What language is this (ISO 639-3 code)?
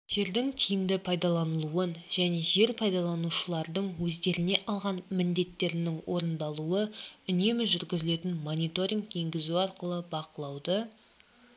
kaz